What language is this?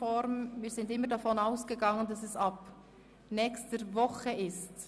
Swiss German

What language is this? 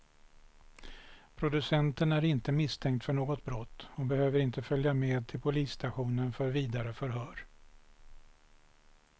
Swedish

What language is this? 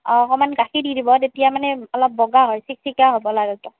Assamese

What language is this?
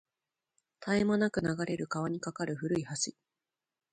Japanese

